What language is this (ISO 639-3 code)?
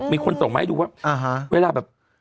tha